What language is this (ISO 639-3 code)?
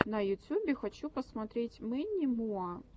rus